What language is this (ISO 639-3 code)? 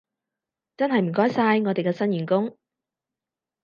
yue